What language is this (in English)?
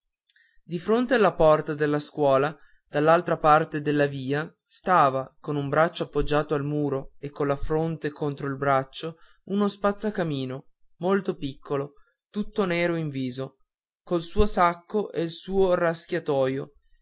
Italian